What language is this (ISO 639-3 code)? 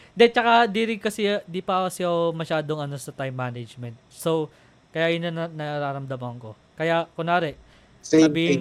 fil